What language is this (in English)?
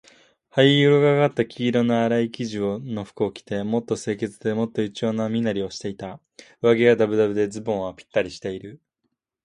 Japanese